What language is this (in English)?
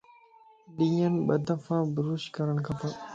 Lasi